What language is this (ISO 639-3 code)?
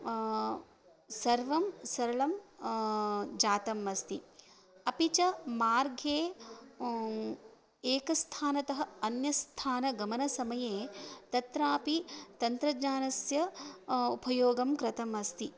san